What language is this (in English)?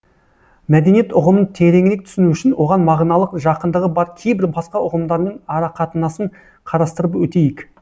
Kazakh